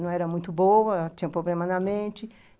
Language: Portuguese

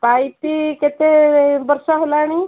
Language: Odia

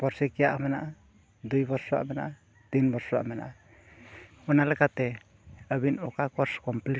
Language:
Santali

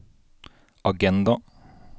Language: Norwegian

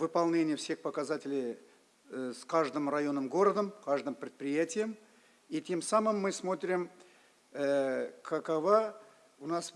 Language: Russian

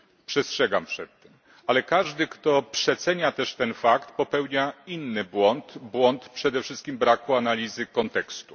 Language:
Polish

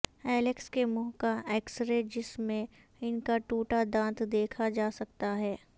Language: Urdu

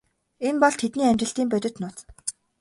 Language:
Mongolian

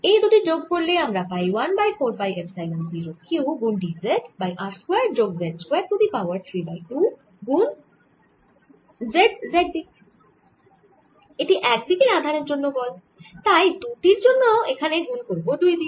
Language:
Bangla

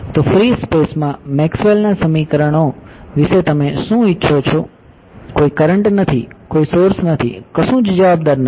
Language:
Gujarati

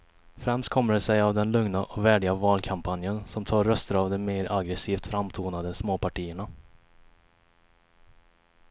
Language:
Swedish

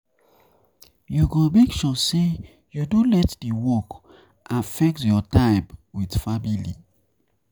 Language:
Nigerian Pidgin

